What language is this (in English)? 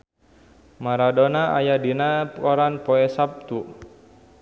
Sundanese